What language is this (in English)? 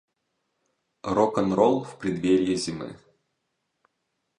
Russian